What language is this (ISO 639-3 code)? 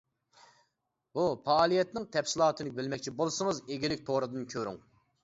uig